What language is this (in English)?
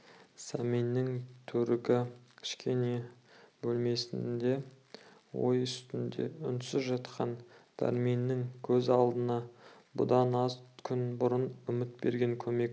Kazakh